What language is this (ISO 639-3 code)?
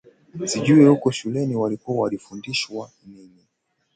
swa